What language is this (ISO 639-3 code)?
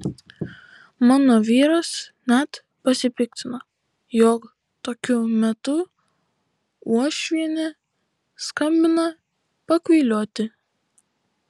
lit